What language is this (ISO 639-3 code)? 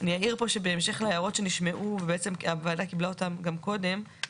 heb